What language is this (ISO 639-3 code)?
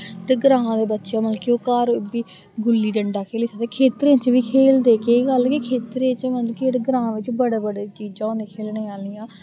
doi